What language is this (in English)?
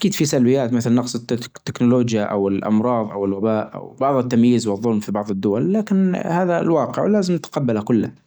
Najdi Arabic